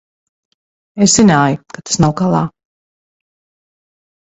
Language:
Latvian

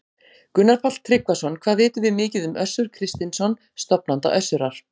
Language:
Icelandic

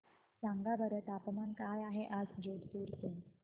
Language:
Marathi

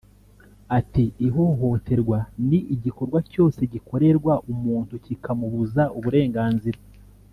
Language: Kinyarwanda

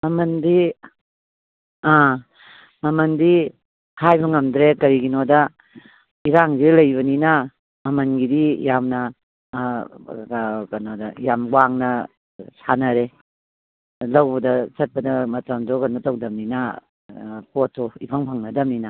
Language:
Manipuri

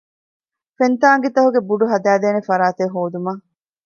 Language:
Divehi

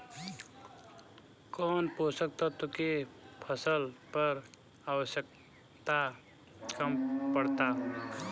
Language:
Bhojpuri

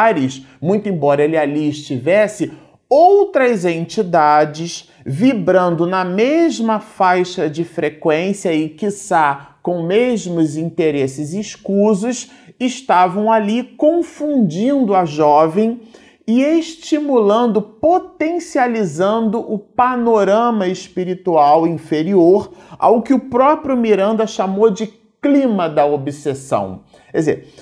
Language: Portuguese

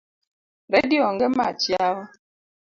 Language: Luo (Kenya and Tanzania)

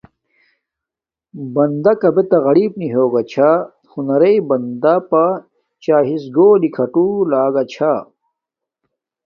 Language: Domaaki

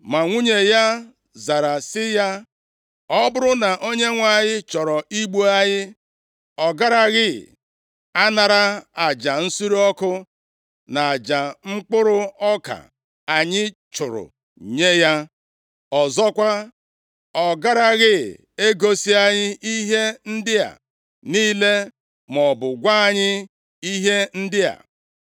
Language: Igbo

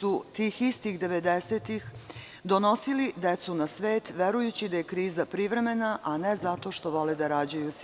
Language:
Serbian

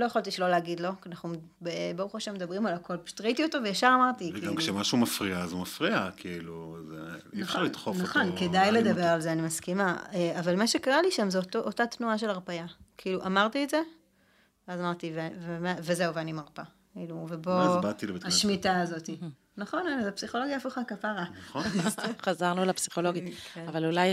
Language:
Hebrew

